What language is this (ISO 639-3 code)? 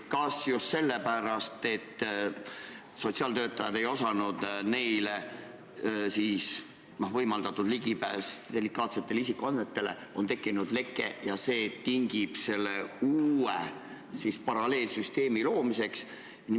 est